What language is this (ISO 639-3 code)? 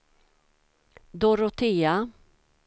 swe